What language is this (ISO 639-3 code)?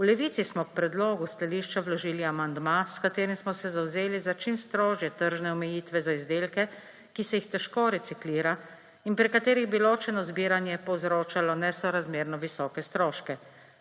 slv